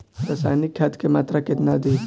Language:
Bhojpuri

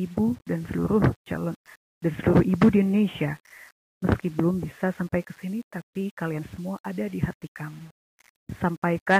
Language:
Indonesian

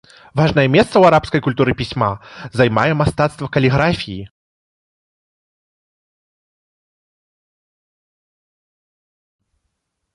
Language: Belarusian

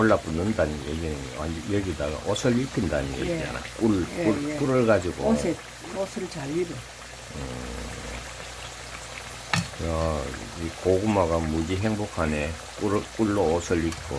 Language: Korean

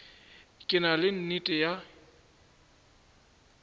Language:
Northern Sotho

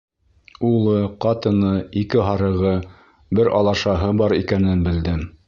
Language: Bashkir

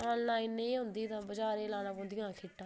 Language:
Dogri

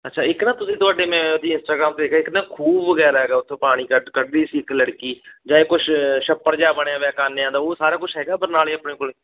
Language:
Punjabi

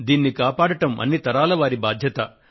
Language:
Telugu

